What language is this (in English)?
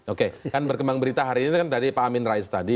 Indonesian